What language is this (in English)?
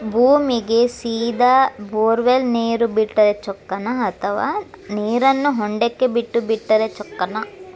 Kannada